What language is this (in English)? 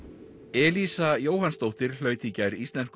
Icelandic